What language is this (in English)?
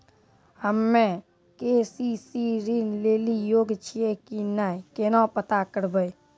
Maithili